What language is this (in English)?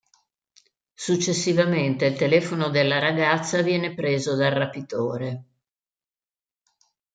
Italian